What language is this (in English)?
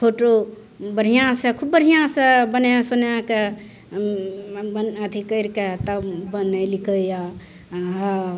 Maithili